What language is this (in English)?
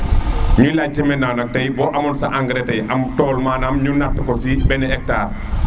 Serer